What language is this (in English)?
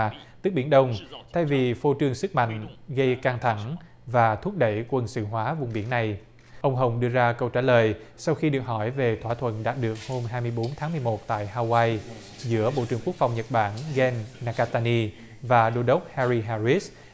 Vietnamese